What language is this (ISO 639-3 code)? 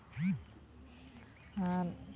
sat